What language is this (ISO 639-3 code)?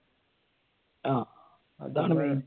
mal